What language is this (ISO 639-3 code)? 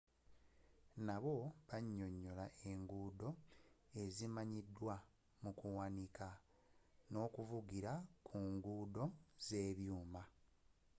lug